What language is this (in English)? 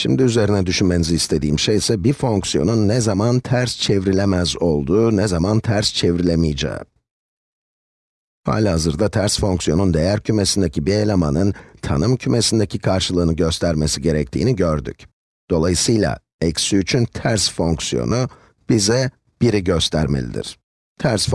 Turkish